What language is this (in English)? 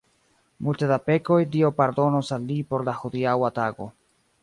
Esperanto